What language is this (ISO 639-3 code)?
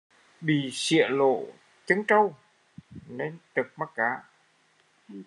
vie